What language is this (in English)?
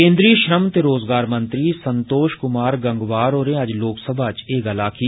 Dogri